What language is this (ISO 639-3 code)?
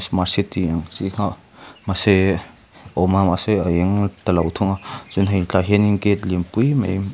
lus